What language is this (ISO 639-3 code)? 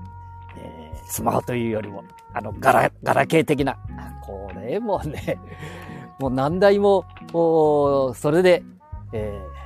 jpn